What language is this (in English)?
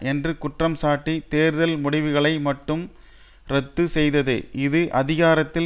Tamil